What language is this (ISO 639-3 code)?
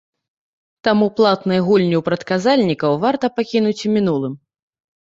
bel